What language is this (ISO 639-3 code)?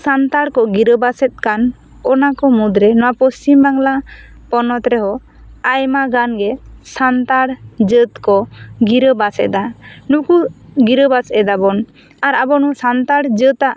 sat